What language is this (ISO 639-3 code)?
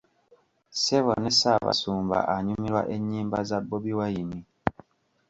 lug